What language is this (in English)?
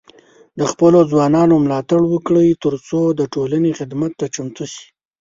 Pashto